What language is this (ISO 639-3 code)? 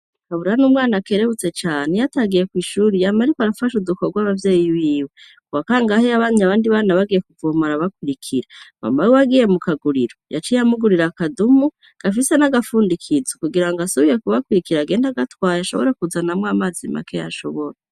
run